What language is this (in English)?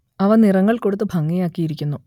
Malayalam